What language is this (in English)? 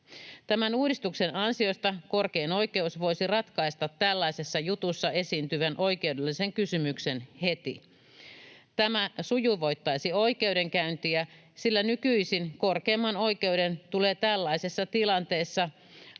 Finnish